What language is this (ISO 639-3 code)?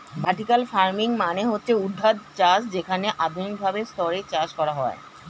ben